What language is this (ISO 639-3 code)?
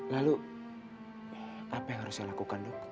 ind